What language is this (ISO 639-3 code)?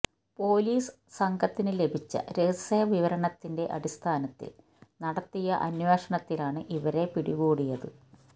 mal